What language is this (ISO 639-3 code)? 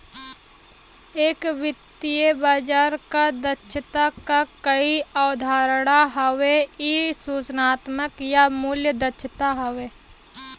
bho